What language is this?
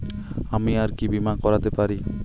Bangla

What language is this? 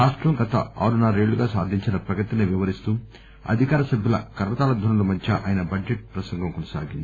Telugu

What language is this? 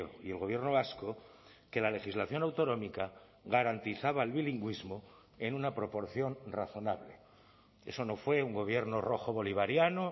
Spanish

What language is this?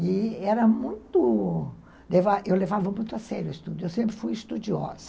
Portuguese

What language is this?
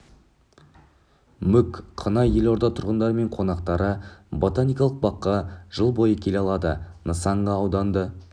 Kazakh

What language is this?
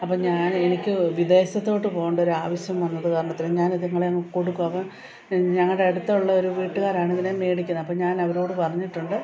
Malayalam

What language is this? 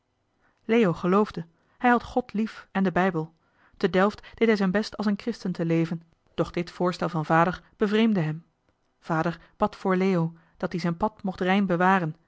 Dutch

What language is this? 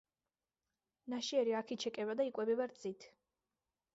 Georgian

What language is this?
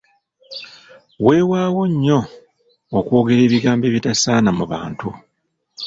Ganda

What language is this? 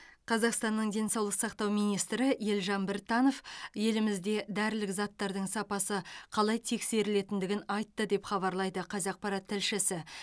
Kazakh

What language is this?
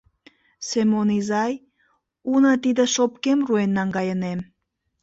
Mari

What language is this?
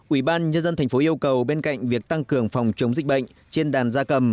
Vietnamese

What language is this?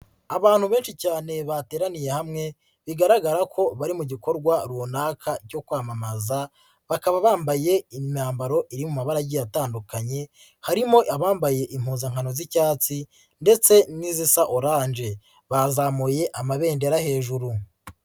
Kinyarwanda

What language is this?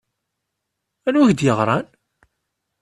Kabyle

